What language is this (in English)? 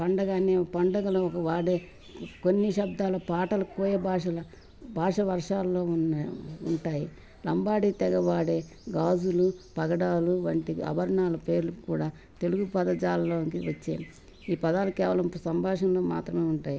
Telugu